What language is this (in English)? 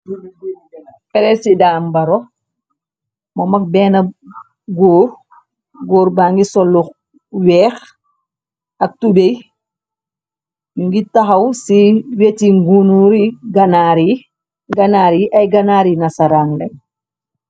Wolof